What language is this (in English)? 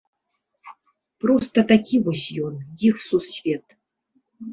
Belarusian